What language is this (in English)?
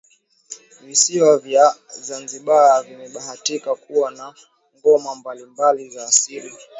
Swahili